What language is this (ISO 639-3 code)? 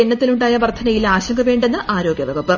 mal